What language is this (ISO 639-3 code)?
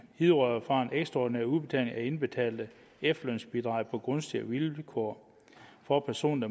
dan